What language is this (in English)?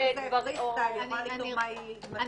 Hebrew